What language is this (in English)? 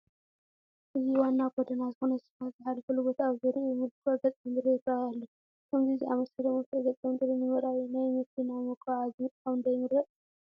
Tigrinya